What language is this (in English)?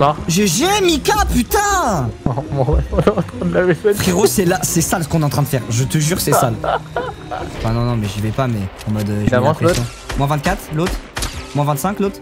French